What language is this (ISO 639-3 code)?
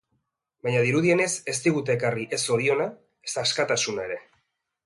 eus